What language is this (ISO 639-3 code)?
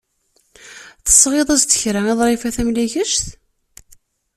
kab